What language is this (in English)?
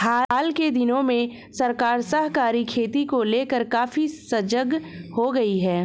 Hindi